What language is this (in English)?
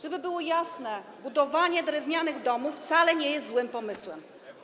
Polish